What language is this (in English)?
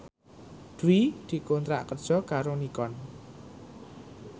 Javanese